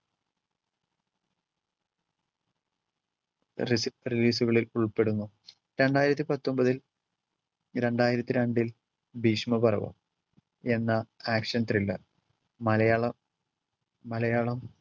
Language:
Malayalam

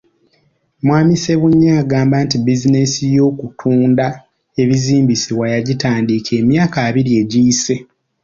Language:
Ganda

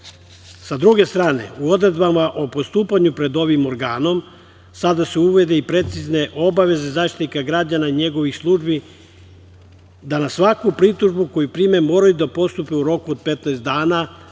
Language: Serbian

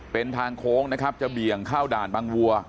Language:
Thai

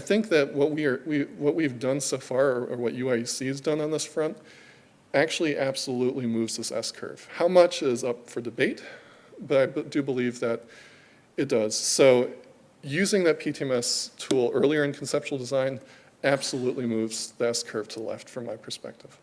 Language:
English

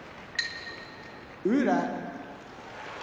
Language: Japanese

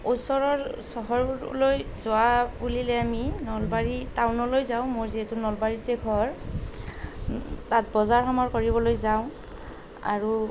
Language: Assamese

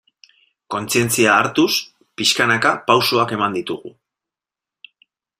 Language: Basque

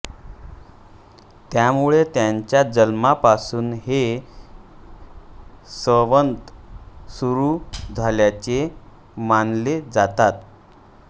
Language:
Marathi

